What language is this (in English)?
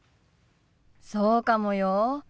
Japanese